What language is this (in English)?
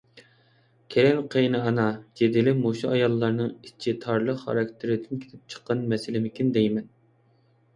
Uyghur